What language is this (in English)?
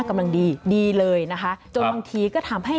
Thai